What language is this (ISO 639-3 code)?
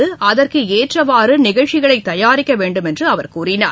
tam